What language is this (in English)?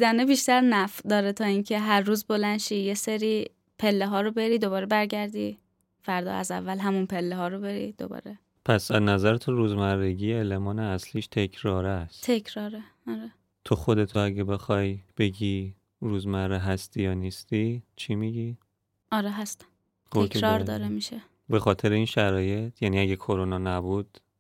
Persian